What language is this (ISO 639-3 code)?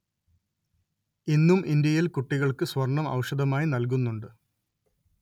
mal